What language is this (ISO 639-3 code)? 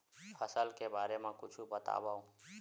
hne